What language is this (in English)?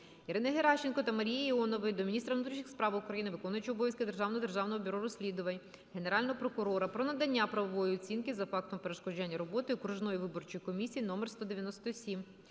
Ukrainian